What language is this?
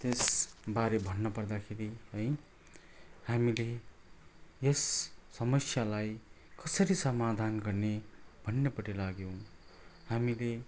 Nepali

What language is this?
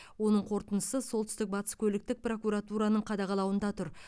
Kazakh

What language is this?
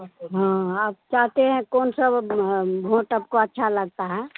Hindi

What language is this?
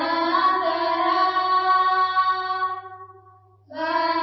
Odia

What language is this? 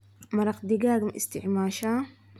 Somali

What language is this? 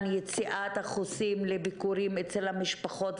Hebrew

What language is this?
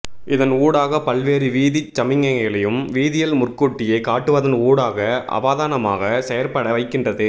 Tamil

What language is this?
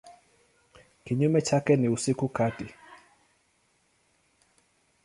Swahili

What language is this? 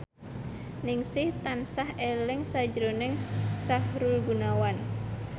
Javanese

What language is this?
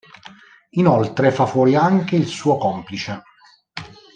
Italian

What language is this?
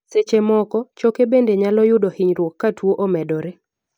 Luo (Kenya and Tanzania)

